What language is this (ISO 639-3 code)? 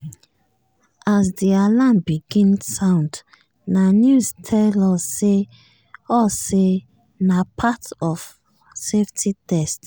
pcm